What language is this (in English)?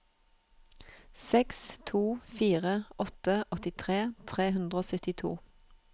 Norwegian